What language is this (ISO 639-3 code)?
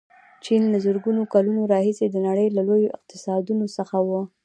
pus